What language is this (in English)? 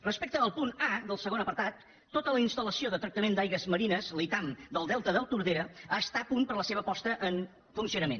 Catalan